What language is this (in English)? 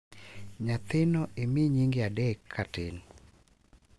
Luo (Kenya and Tanzania)